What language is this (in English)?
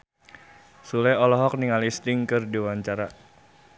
Sundanese